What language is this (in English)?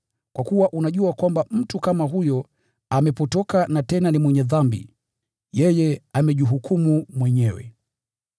Swahili